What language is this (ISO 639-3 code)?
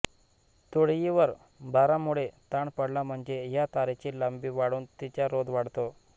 mar